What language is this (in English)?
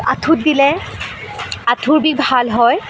Assamese